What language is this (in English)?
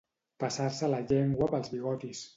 Catalan